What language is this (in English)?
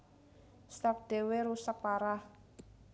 Javanese